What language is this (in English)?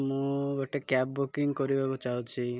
Odia